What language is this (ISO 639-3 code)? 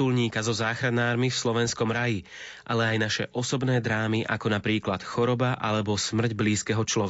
slk